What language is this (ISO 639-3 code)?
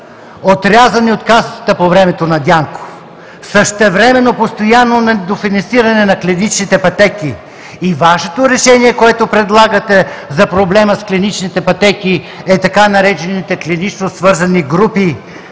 bul